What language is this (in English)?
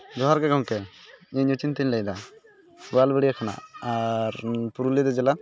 Santali